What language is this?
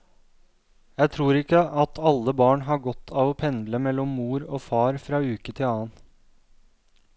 Norwegian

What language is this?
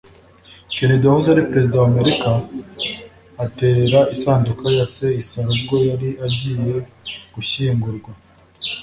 Kinyarwanda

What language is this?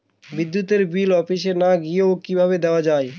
Bangla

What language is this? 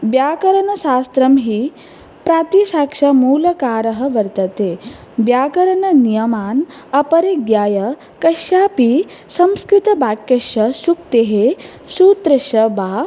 Sanskrit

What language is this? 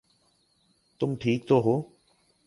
Urdu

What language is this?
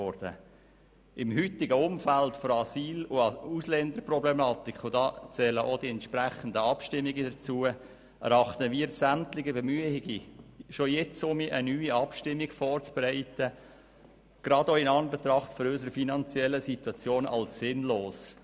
Swiss German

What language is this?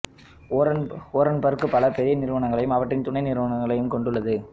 Tamil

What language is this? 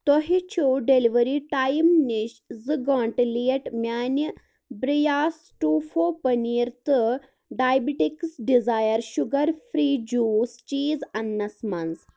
Kashmiri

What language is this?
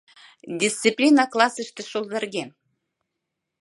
Mari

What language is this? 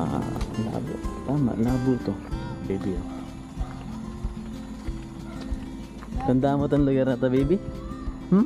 Filipino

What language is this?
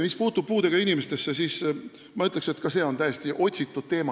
Estonian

